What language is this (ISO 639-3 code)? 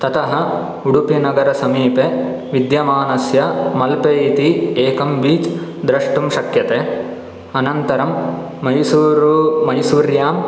san